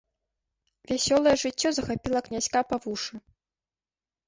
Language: Belarusian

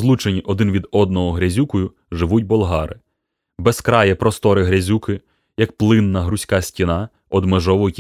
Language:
Ukrainian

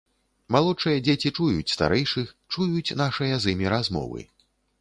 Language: Belarusian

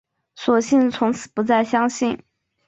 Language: Chinese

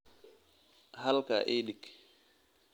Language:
Somali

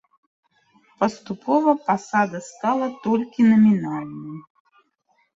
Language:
Belarusian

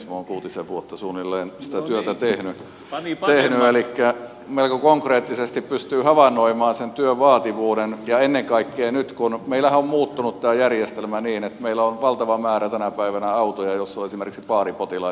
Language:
Finnish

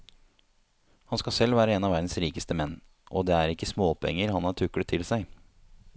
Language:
Norwegian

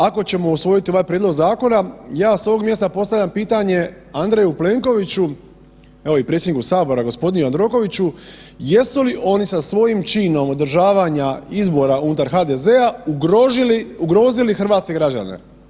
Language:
Croatian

